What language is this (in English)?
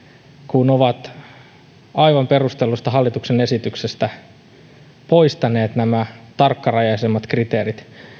Finnish